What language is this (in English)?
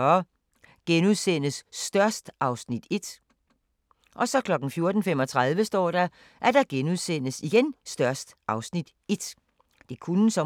Danish